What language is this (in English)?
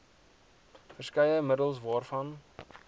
Afrikaans